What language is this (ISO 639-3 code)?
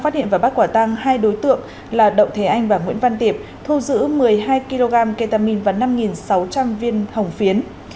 vie